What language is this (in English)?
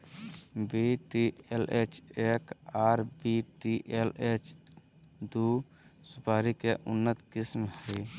Magahi